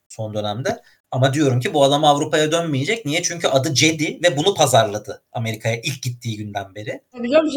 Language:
Turkish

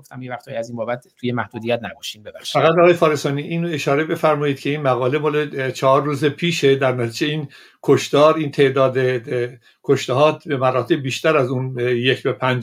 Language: Persian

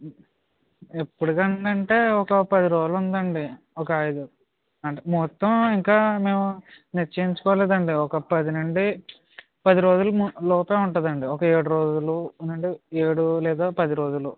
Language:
Telugu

